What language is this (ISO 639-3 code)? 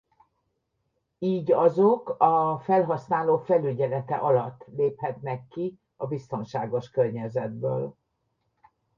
hun